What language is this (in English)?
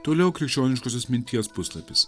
Lithuanian